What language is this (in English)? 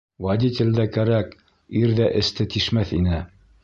Bashkir